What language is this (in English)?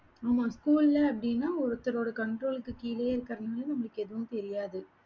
Tamil